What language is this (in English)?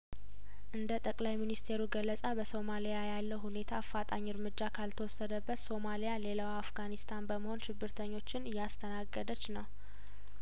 Amharic